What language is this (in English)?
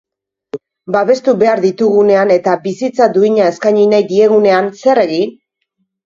Basque